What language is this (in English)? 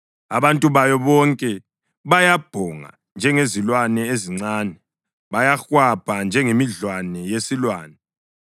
North Ndebele